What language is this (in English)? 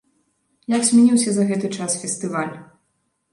Belarusian